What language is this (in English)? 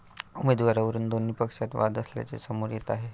Marathi